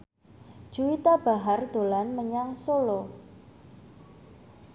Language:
Javanese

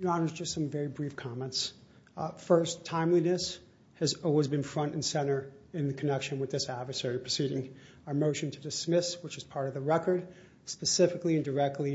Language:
English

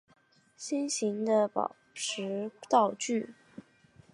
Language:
Chinese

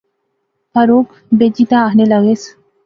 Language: Pahari-Potwari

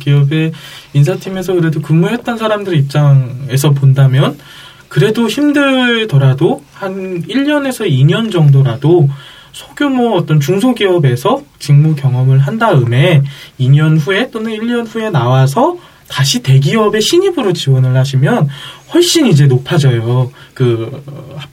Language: Korean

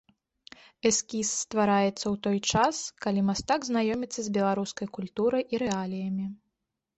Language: Belarusian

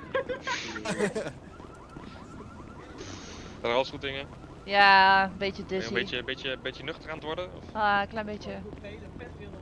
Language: Dutch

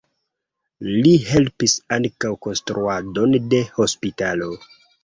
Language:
Esperanto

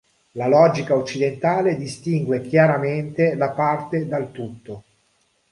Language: Italian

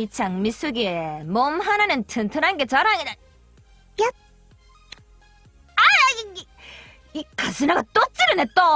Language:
Korean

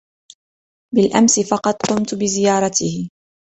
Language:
Arabic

